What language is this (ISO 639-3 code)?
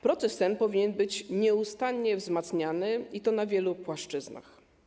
pol